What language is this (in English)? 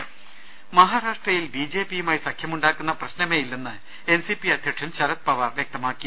Malayalam